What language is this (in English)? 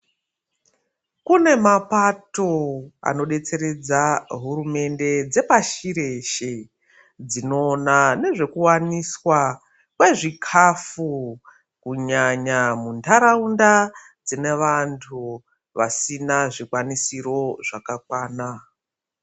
Ndau